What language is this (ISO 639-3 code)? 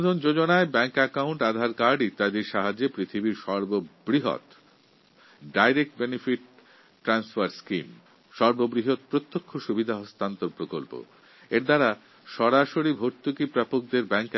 ben